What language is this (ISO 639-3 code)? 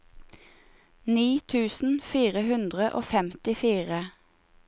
nor